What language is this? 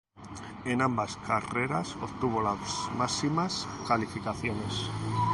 Spanish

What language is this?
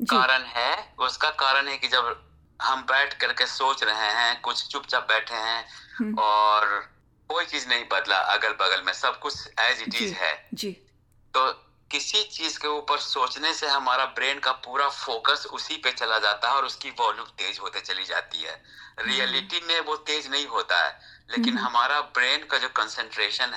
Hindi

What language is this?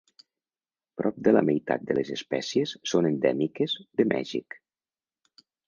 Catalan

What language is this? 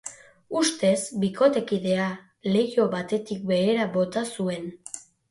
Basque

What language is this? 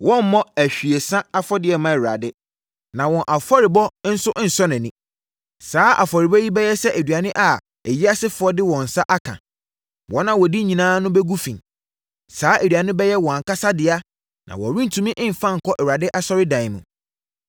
Akan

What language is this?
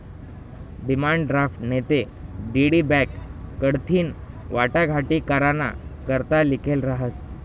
Marathi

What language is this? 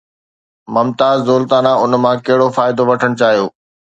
Sindhi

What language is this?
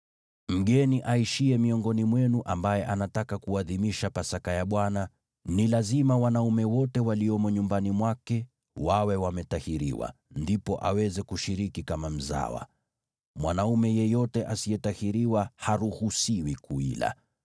Swahili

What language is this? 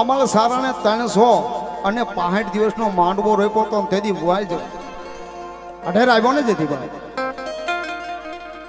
Gujarati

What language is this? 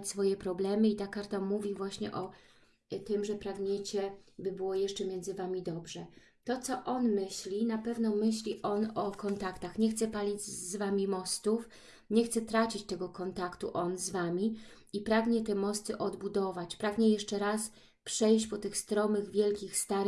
Polish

